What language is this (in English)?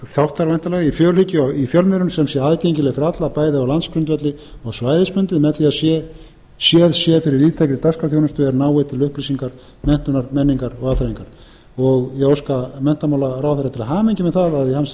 Icelandic